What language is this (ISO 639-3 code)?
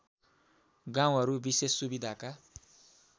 nep